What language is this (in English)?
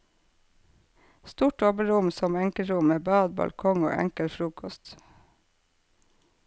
Norwegian